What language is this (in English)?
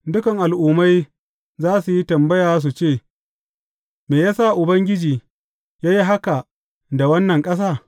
Hausa